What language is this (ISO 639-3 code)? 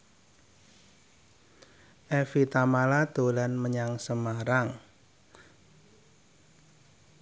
jav